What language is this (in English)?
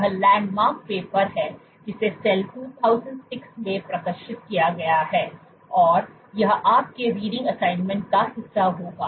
Hindi